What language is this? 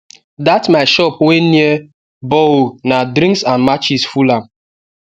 Nigerian Pidgin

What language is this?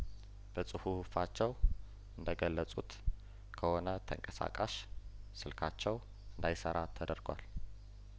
Amharic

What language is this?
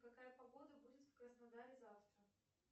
Russian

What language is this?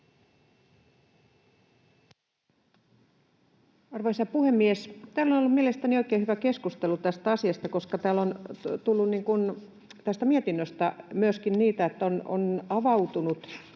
Finnish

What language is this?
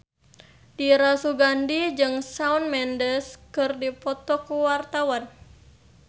Sundanese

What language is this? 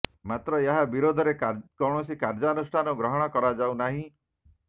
Odia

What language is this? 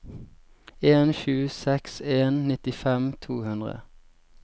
Norwegian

